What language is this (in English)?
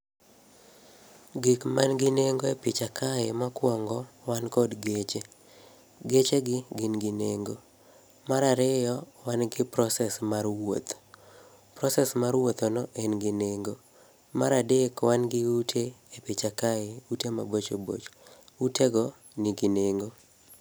Luo (Kenya and Tanzania)